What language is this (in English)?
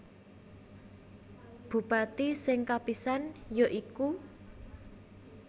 Javanese